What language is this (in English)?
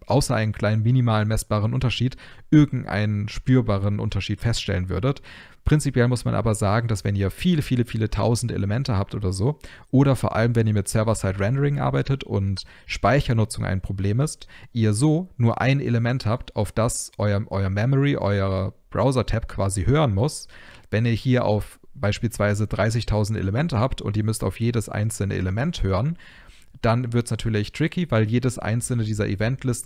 German